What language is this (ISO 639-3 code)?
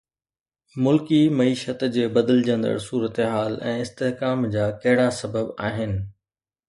snd